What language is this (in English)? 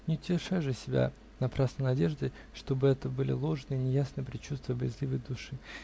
Russian